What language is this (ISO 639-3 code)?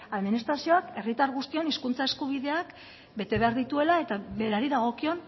eus